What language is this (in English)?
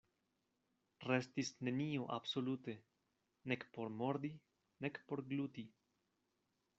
Esperanto